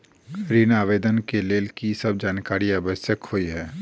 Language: Maithili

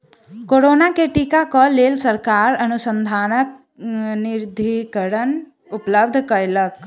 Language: Maithili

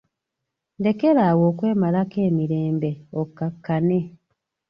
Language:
Ganda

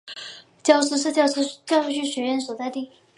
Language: Chinese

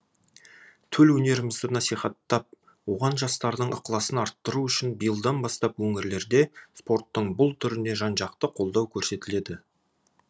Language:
Kazakh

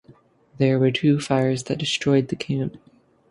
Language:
English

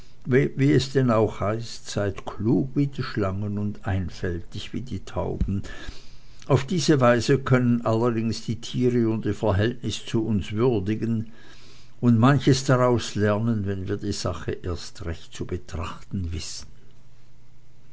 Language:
German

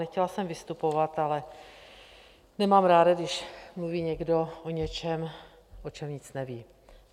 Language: Czech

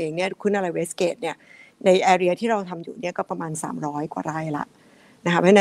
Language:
Thai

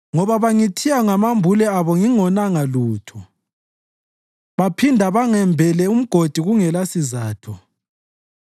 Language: North Ndebele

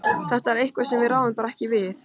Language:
Icelandic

